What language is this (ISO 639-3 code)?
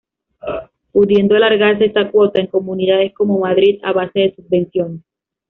spa